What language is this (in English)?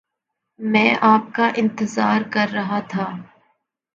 Urdu